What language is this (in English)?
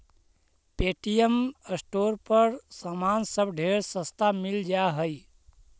Magahi